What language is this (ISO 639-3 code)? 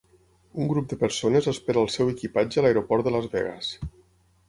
cat